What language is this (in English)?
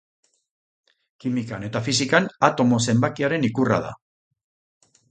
Basque